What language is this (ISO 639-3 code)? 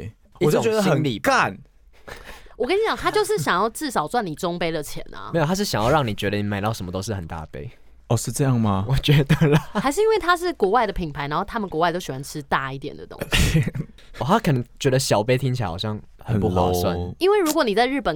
zho